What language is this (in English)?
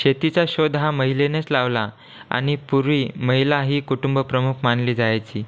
Marathi